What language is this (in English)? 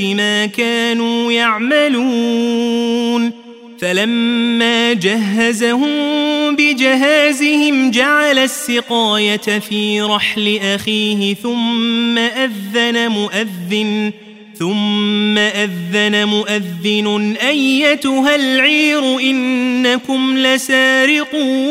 Arabic